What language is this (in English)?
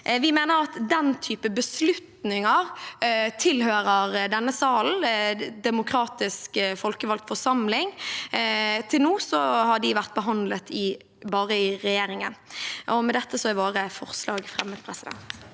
Norwegian